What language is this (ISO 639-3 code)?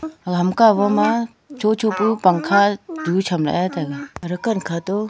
nnp